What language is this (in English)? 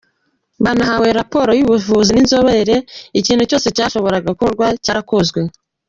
Kinyarwanda